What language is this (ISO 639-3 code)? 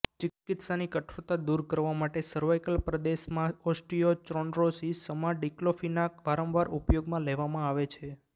guj